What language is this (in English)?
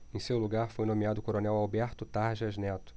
Portuguese